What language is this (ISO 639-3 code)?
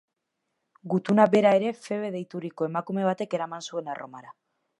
eus